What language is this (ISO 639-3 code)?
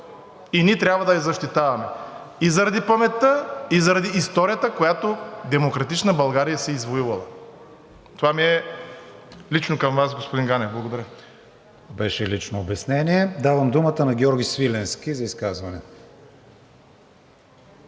bul